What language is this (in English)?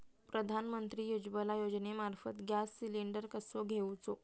Marathi